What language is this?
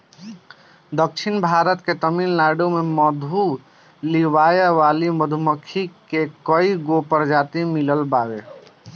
Bhojpuri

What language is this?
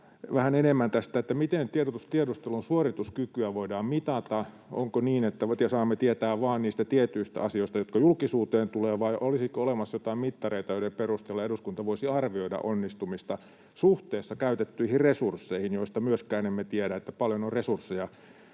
Finnish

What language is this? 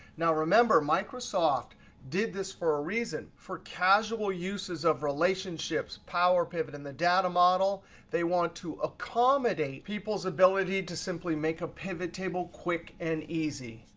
English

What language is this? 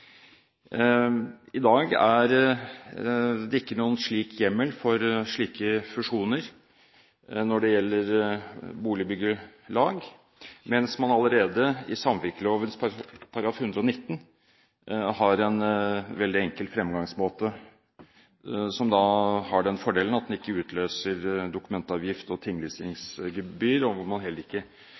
Norwegian Bokmål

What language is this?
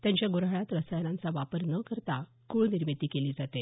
Marathi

